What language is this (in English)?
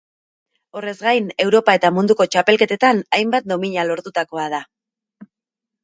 Basque